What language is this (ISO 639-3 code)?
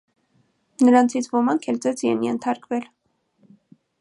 hye